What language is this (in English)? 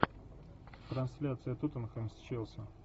Russian